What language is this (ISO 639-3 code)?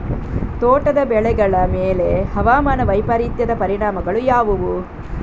kan